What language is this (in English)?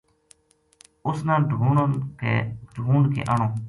Gujari